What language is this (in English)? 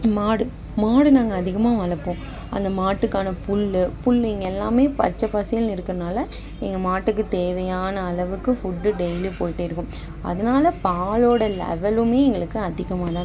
Tamil